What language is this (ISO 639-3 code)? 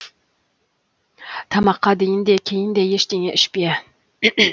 kaz